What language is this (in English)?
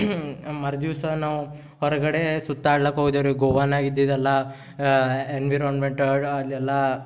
Kannada